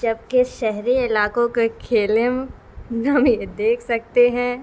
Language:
Urdu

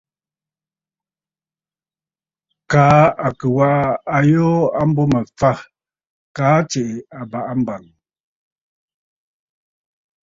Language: Bafut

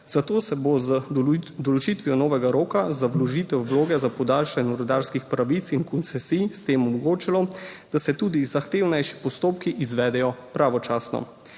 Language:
Slovenian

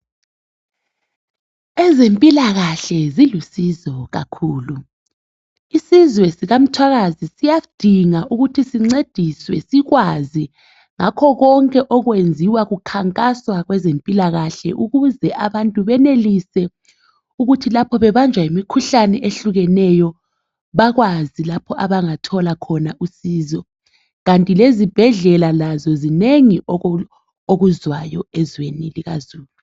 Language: North Ndebele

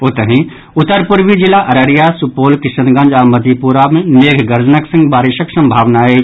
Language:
Maithili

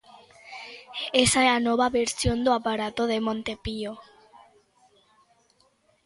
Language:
Galician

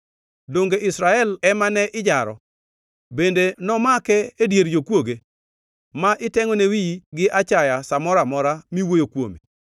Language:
Luo (Kenya and Tanzania)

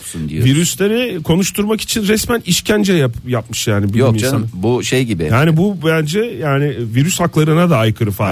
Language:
Turkish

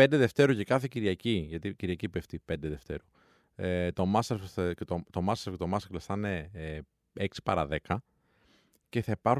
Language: Greek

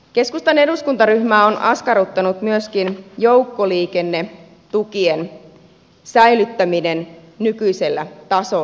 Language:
Finnish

